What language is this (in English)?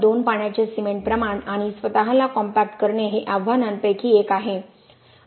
Marathi